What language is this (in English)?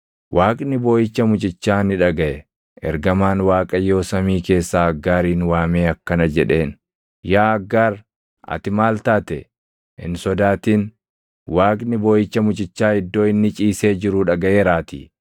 Oromo